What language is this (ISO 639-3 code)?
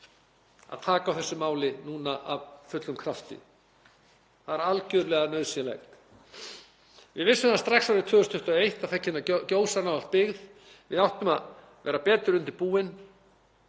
isl